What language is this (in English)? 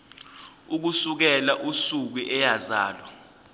Zulu